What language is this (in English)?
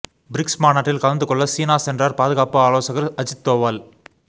Tamil